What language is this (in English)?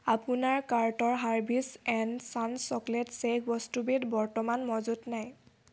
Assamese